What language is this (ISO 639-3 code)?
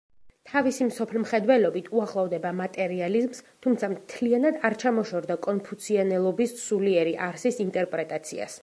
kat